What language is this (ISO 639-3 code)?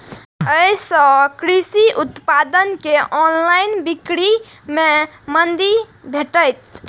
mai